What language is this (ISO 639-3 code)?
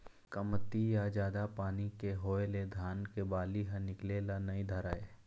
hne